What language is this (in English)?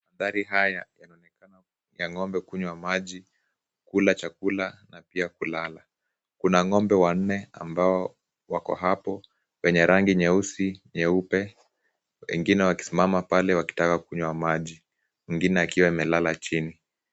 Swahili